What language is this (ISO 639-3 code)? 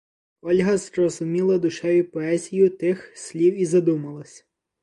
ukr